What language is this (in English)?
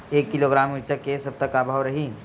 Chhattisgarhi